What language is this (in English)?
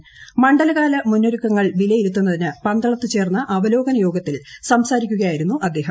Malayalam